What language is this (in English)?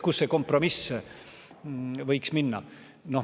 Estonian